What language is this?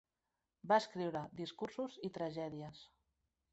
Catalan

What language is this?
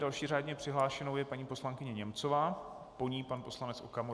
Czech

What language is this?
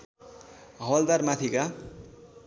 Nepali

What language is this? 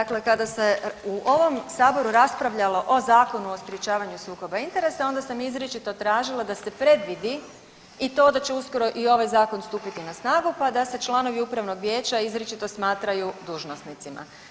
Croatian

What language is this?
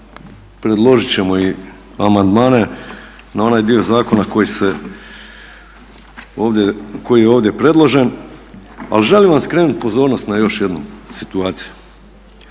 Croatian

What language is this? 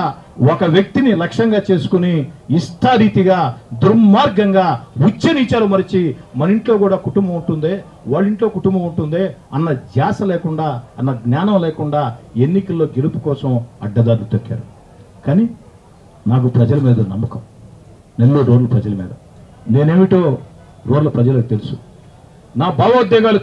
Telugu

